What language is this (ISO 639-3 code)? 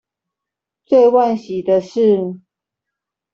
zho